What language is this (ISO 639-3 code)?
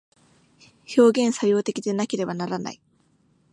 jpn